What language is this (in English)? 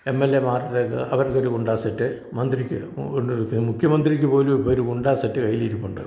Malayalam